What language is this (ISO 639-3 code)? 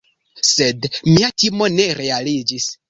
epo